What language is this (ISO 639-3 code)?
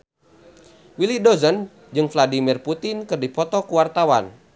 sun